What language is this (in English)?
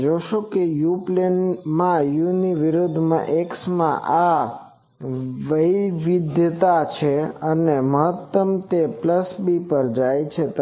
Gujarati